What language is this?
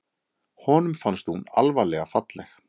Icelandic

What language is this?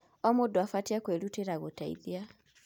Kikuyu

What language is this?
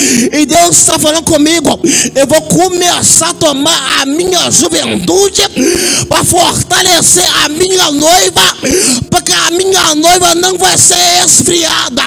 Portuguese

